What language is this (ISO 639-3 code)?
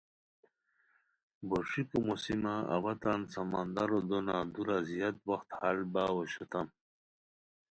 khw